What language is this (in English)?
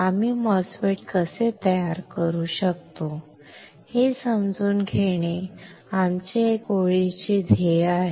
Marathi